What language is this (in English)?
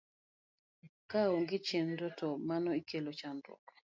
Luo (Kenya and Tanzania)